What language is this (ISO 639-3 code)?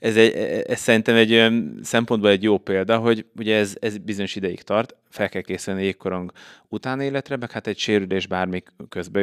hun